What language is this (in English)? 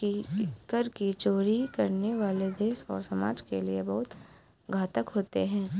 Hindi